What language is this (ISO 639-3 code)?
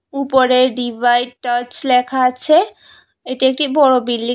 ben